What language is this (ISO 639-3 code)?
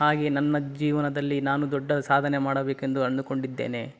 kan